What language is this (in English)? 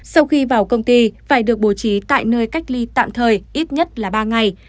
Vietnamese